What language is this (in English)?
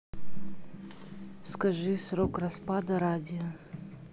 Russian